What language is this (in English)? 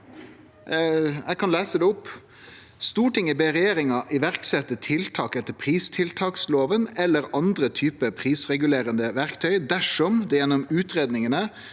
Norwegian